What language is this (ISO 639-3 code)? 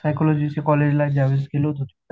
mar